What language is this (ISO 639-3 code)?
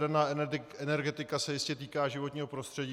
ces